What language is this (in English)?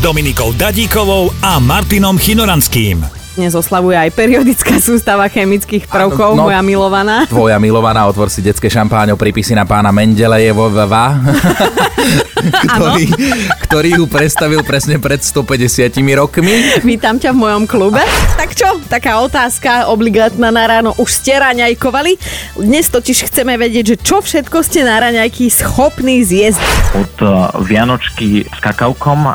Slovak